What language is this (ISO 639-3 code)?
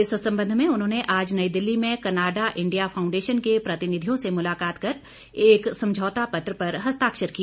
hin